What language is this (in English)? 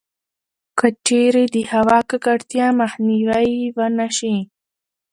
Pashto